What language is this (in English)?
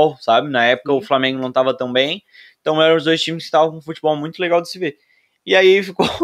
Portuguese